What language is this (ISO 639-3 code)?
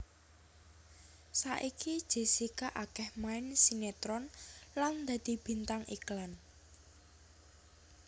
jav